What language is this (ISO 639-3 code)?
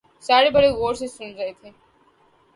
urd